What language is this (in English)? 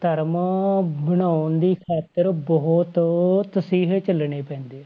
Punjabi